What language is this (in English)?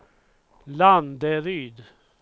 Swedish